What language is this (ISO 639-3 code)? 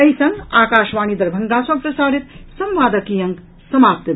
mai